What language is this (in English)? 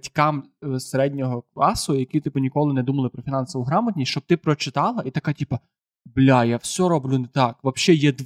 Ukrainian